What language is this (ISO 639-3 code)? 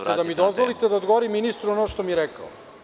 srp